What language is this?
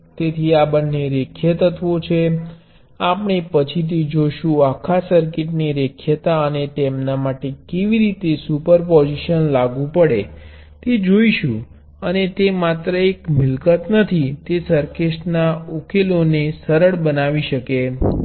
Gujarati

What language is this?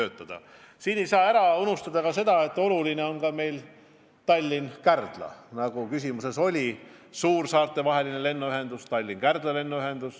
Estonian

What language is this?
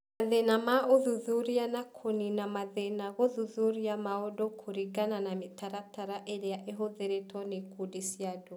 Kikuyu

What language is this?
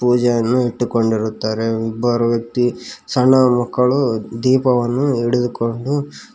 Kannada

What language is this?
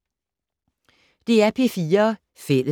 Danish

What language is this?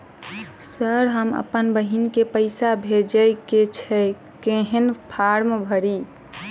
Maithili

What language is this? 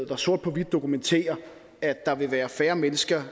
Danish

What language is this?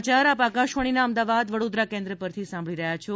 Gujarati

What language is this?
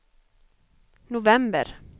Swedish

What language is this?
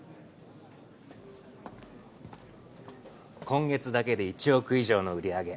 Japanese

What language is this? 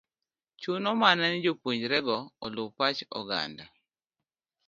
Luo (Kenya and Tanzania)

